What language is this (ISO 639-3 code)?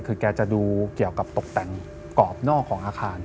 tha